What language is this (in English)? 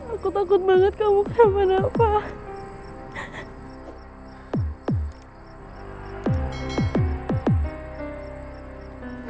Indonesian